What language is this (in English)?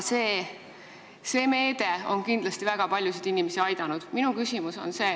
Estonian